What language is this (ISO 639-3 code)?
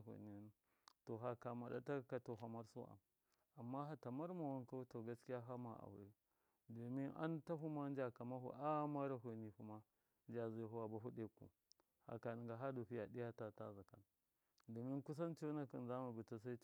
mkf